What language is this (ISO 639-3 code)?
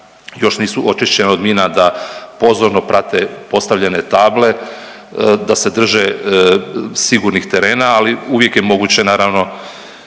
hrv